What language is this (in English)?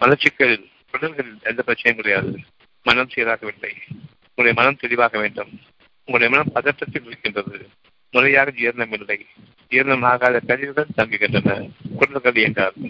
Tamil